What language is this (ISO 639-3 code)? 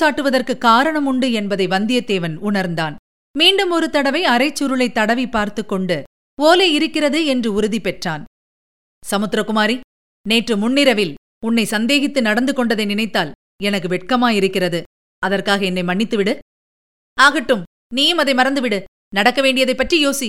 tam